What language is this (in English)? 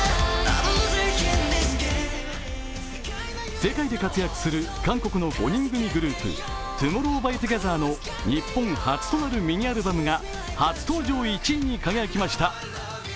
Japanese